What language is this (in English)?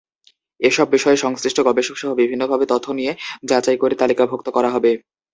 Bangla